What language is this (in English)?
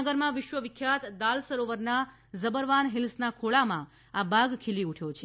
Gujarati